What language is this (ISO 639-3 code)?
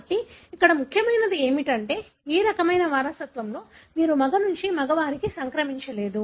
tel